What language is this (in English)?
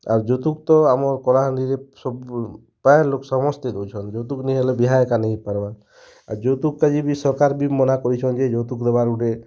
Odia